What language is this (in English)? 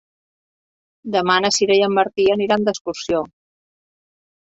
Catalan